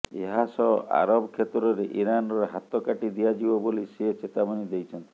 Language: Odia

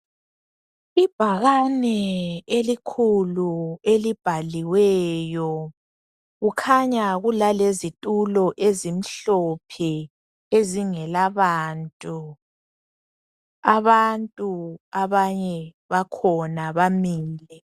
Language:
North Ndebele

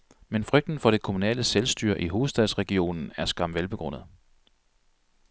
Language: Danish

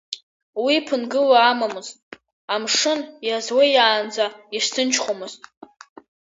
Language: Abkhazian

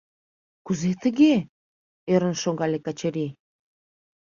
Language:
Mari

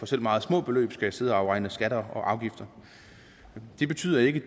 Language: Danish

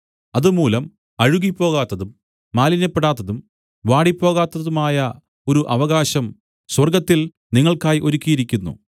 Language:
Malayalam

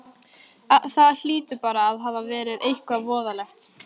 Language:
Icelandic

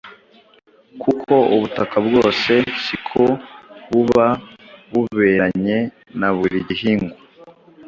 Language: Kinyarwanda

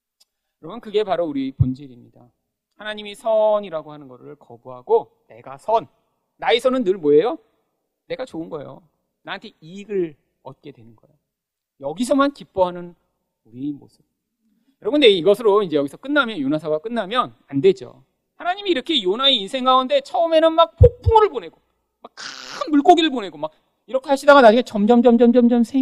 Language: Korean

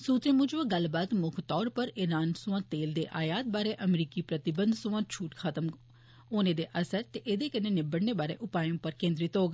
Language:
Dogri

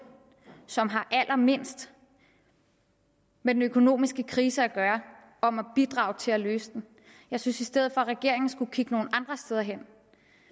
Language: Danish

